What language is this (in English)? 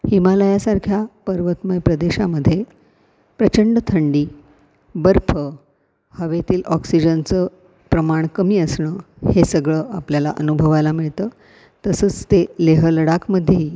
Marathi